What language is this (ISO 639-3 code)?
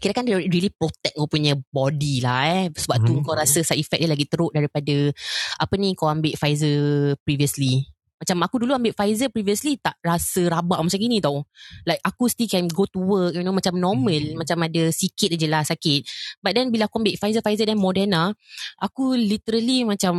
msa